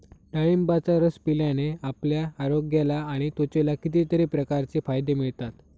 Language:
Marathi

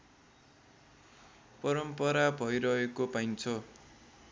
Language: Nepali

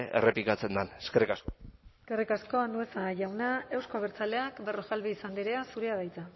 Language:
Basque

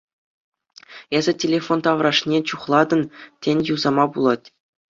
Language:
Chuvash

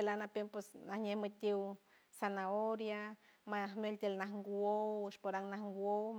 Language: San Francisco Del Mar Huave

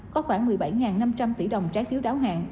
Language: Vietnamese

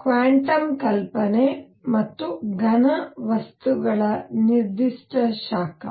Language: Kannada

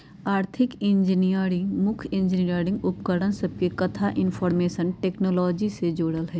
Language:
Magahi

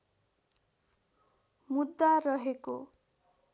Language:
Nepali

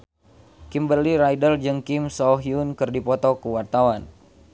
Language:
Sundanese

